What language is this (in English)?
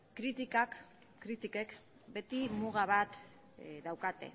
Basque